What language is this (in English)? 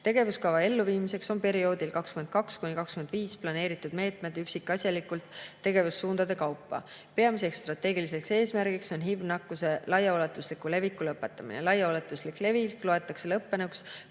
Estonian